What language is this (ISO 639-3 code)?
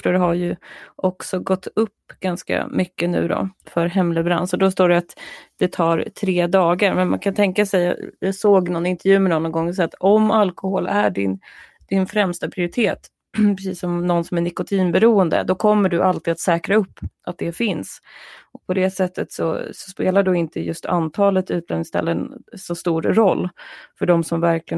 swe